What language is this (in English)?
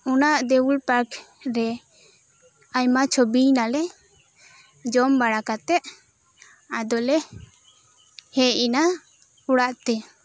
Santali